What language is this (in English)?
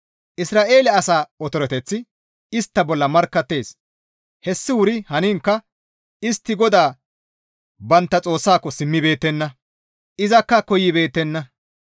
Gamo